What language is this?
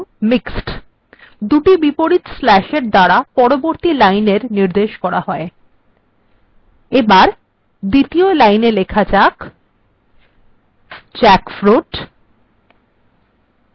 Bangla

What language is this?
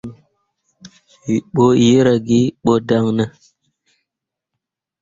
Mundang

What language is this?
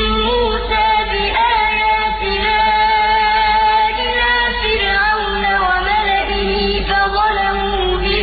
Arabic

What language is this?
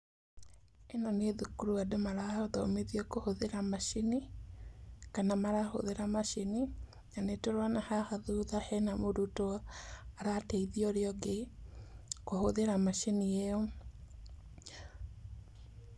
Kikuyu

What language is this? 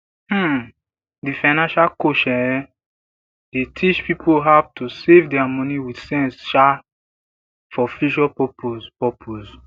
Nigerian Pidgin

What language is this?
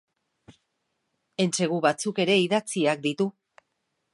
Basque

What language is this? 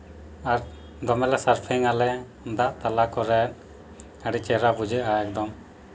Santali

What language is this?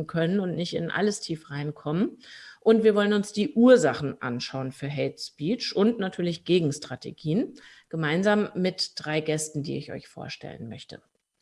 German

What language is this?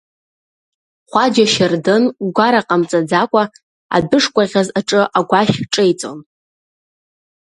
Abkhazian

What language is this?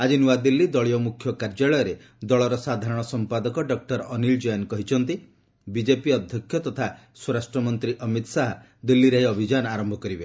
Odia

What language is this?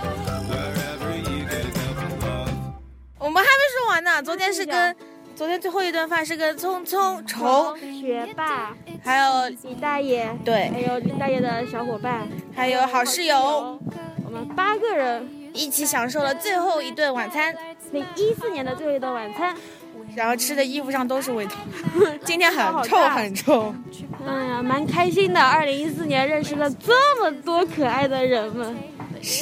Chinese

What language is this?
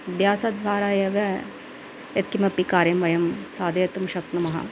Sanskrit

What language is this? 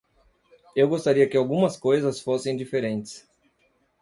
Portuguese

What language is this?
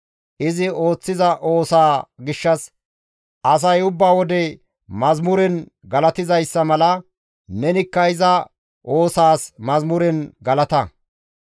Gamo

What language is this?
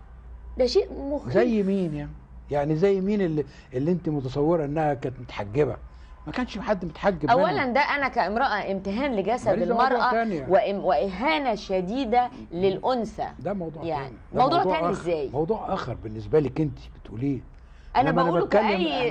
Arabic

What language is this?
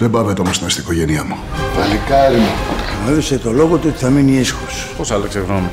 Greek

